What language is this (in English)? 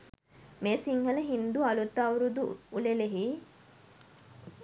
Sinhala